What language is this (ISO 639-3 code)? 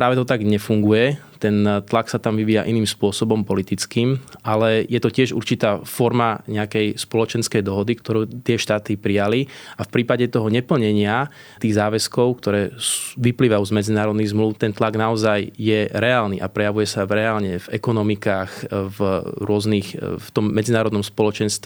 slk